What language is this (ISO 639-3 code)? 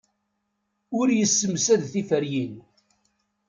kab